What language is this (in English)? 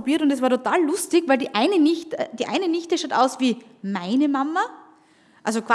German